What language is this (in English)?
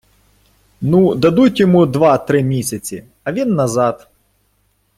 Ukrainian